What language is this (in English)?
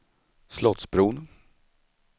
Swedish